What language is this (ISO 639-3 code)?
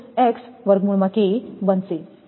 guj